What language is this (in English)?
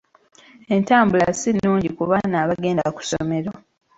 Ganda